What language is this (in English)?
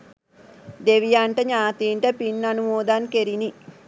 Sinhala